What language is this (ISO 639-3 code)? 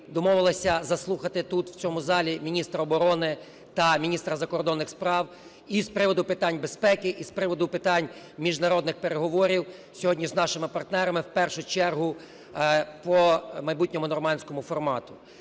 ukr